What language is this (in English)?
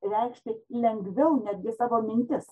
Lithuanian